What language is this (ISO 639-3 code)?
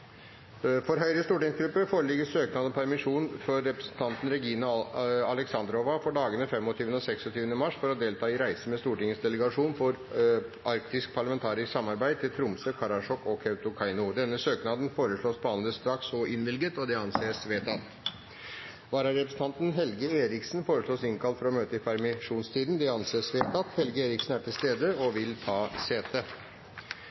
nob